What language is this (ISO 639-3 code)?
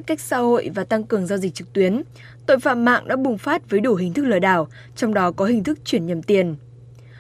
vie